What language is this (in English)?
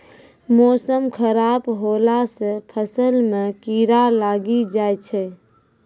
Maithili